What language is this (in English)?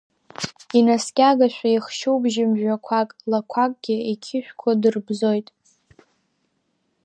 Abkhazian